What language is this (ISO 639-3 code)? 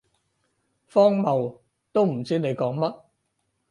yue